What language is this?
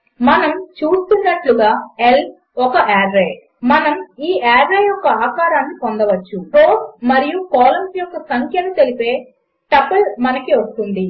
Telugu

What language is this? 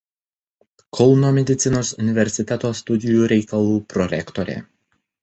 Lithuanian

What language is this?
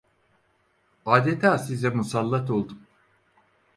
Turkish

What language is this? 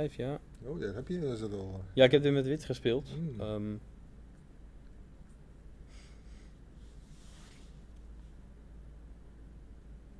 Dutch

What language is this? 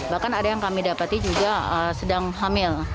Indonesian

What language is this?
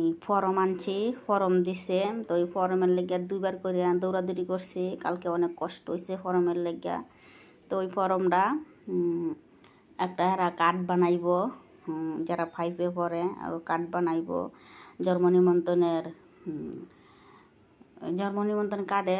Indonesian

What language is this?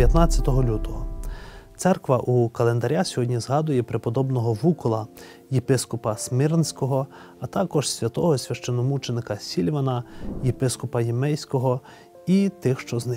Ukrainian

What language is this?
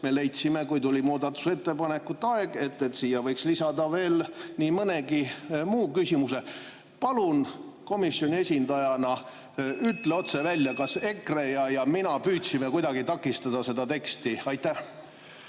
Estonian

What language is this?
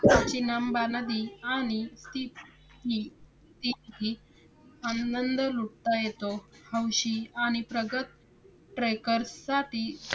Marathi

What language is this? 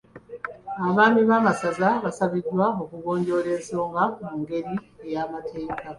Ganda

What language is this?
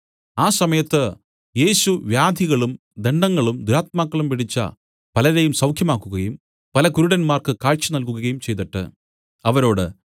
Malayalam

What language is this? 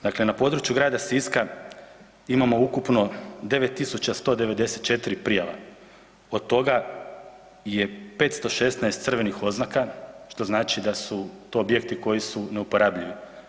Croatian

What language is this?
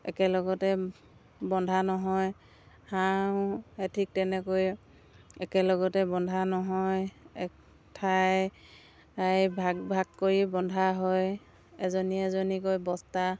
Assamese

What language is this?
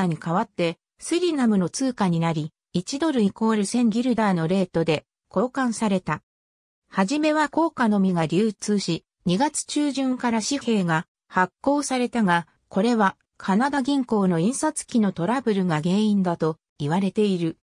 Japanese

